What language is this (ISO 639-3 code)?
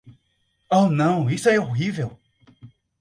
por